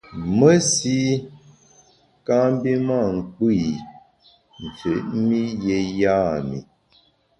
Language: Bamun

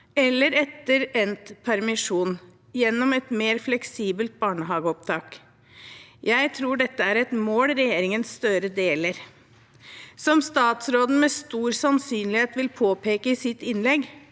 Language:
Norwegian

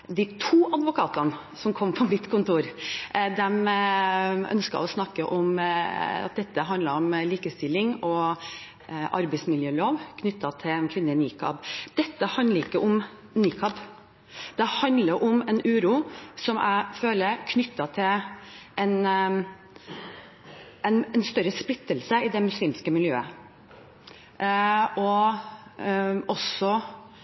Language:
Norwegian Bokmål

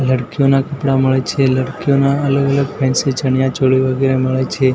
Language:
Gujarati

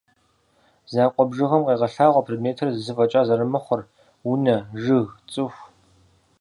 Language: Kabardian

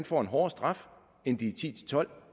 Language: Danish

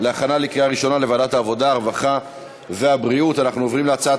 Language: Hebrew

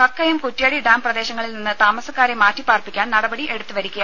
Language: Malayalam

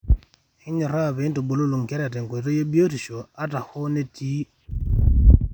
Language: Masai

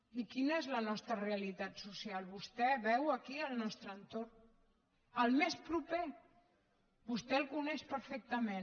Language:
Catalan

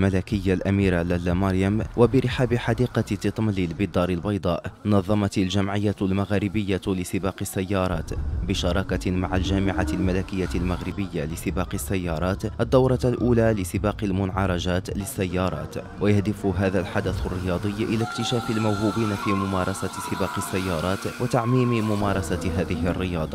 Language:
Arabic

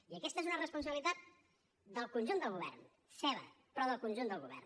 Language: Catalan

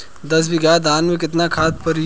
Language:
Bhojpuri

